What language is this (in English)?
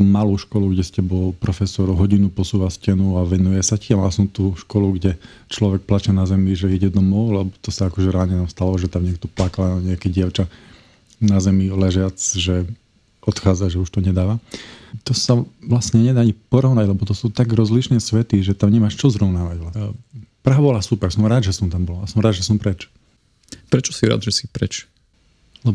Slovak